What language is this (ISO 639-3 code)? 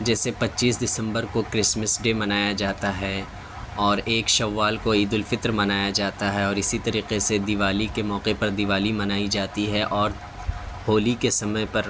urd